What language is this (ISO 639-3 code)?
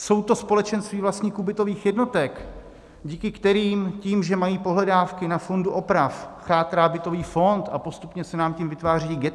ces